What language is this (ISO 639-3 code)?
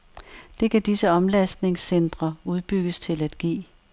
dan